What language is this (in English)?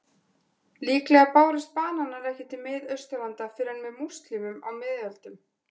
Icelandic